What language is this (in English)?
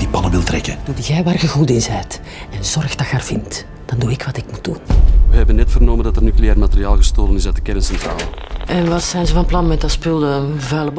Dutch